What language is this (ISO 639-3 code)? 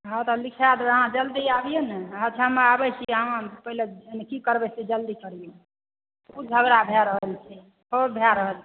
mai